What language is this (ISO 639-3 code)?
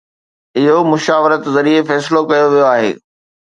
snd